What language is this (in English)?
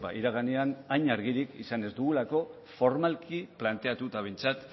Basque